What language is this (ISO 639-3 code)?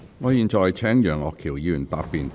yue